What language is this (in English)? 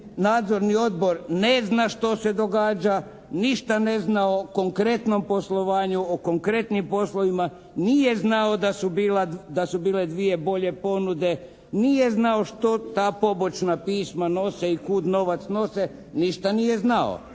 Croatian